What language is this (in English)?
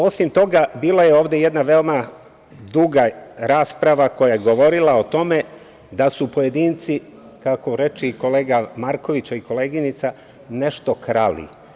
Serbian